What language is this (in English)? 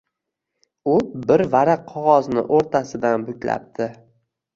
Uzbek